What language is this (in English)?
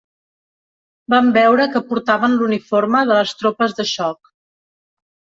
Catalan